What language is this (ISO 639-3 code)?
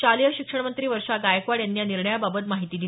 mar